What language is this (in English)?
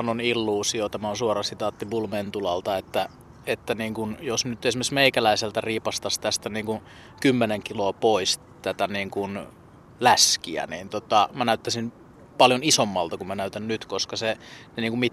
Finnish